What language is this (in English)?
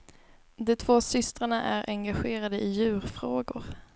Swedish